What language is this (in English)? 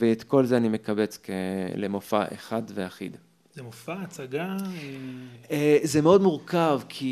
Hebrew